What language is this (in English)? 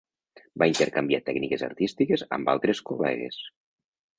Catalan